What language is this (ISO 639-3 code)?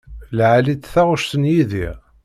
kab